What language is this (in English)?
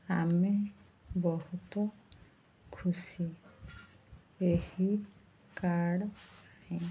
Odia